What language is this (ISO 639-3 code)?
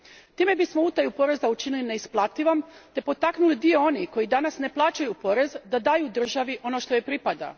hrv